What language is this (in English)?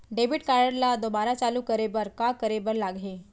Chhattisgarhi